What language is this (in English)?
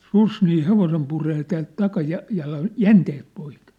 Finnish